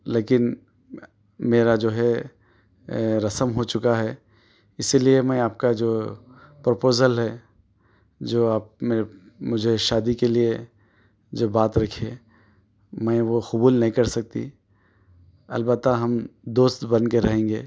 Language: Urdu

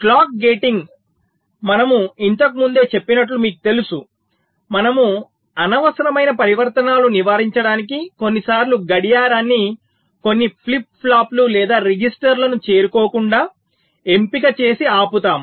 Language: Telugu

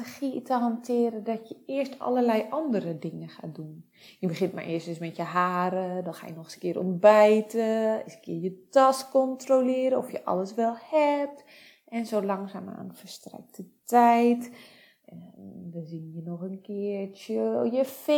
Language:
Dutch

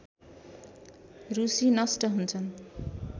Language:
Nepali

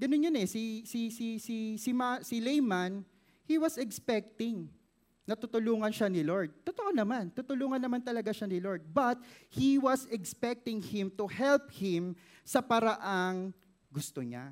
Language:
Filipino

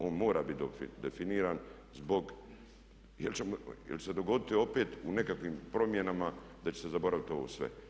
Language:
Croatian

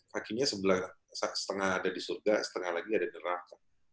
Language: Indonesian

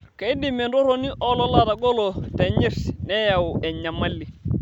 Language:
Masai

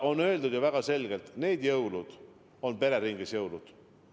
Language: Estonian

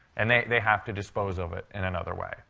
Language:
English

